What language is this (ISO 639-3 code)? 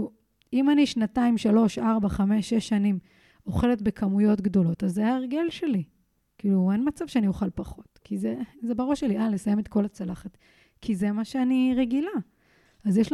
heb